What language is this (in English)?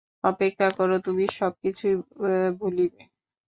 Bangla